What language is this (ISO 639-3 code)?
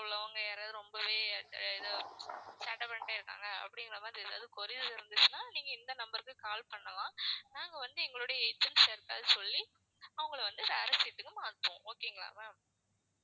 tam